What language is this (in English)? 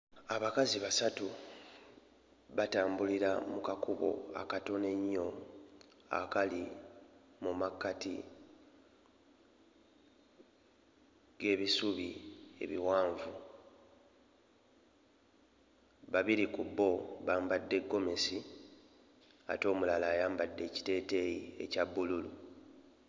Ganda